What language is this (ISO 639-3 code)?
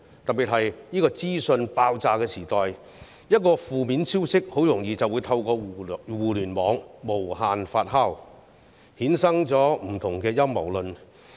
yue